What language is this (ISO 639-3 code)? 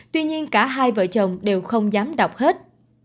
vie